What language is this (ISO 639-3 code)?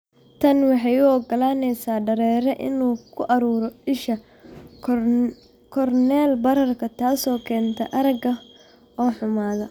som